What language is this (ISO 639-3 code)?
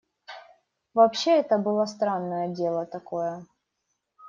rus